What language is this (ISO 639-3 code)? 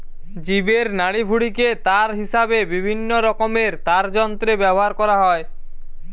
ben